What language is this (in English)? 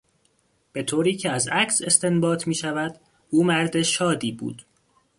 Persian